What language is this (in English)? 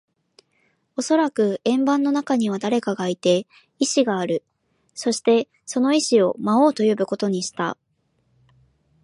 Japanese